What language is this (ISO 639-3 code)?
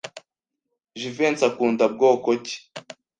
kin